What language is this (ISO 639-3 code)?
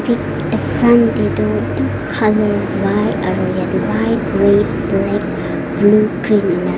nag